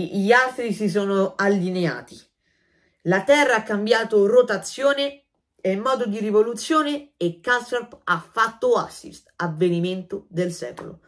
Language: Italian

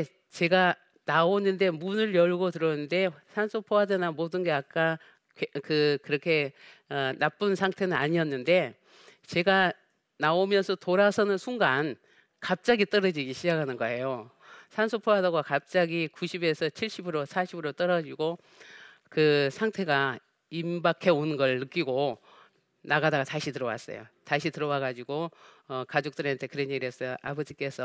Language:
Korean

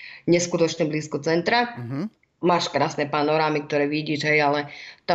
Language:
Slovak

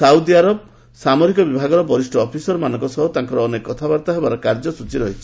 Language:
Odia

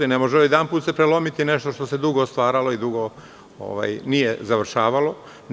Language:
Serbian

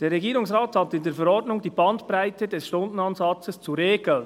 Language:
Swiss German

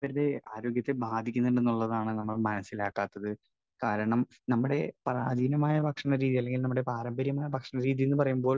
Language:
Malayalam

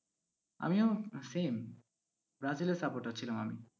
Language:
Bangla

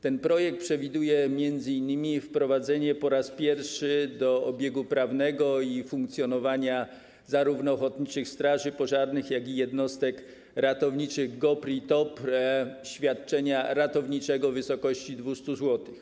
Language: Polish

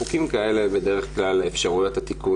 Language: Hebrew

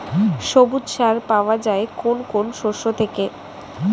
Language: Bangla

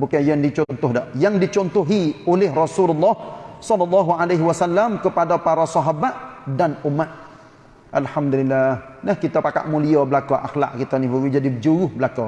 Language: Malay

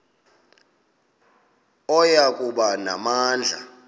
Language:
Xhosa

